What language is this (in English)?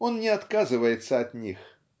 Russian